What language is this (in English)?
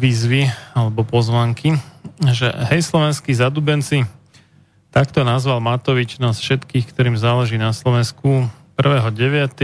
Slovak